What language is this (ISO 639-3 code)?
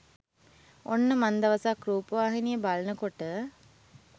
sin